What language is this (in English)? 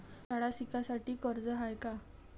Marathi